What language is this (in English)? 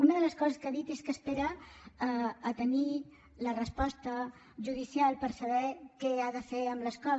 Catalan